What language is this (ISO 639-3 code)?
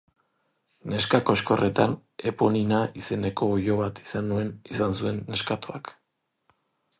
eus